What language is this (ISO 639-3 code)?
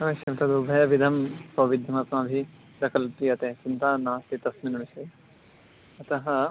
san